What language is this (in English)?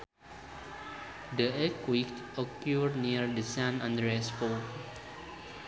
Sundanese